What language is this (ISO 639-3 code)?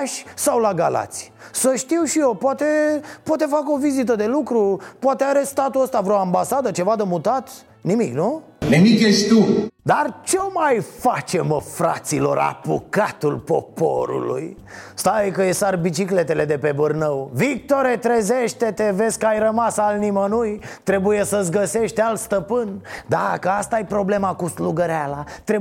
ron